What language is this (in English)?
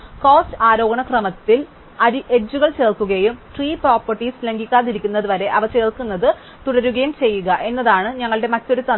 Malayalam